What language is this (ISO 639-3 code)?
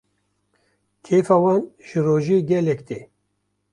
kur